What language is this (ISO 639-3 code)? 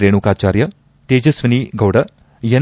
kan